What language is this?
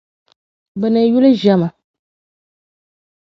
Dagbani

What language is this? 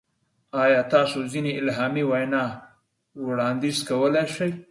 Pashto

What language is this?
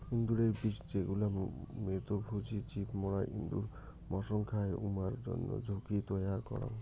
Bangla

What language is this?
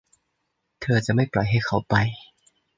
Thai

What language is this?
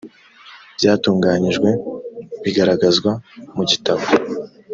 Kinyarwanda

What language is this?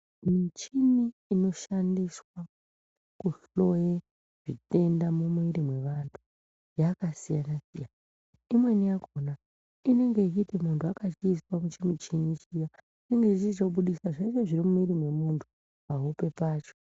Ndau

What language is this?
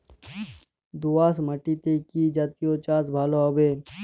Bangla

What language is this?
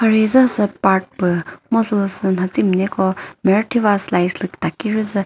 Chokri Naga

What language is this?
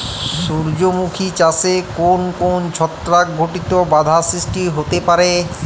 Bangla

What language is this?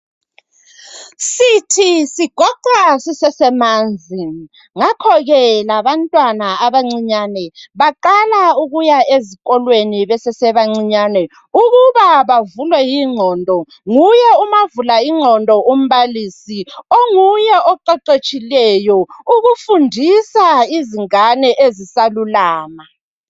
North Ndebele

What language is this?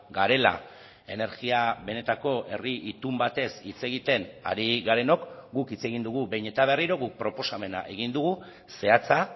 Basque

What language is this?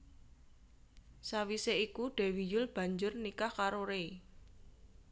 Javanese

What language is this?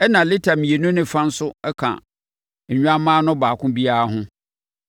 Akan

